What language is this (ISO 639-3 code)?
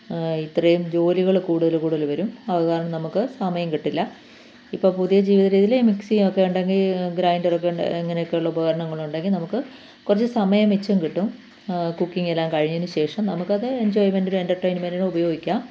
mal